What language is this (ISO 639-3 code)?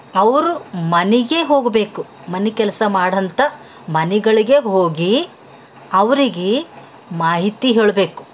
kan